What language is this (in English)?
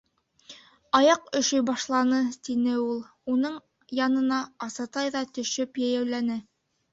Bashkir